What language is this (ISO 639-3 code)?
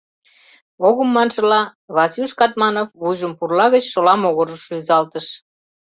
chm